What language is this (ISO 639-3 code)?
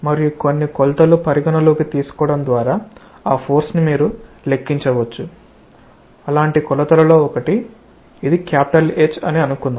tel